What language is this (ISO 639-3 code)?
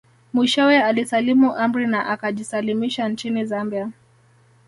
swa